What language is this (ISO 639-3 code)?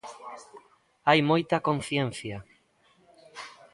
glg